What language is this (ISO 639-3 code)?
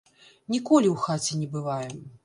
bel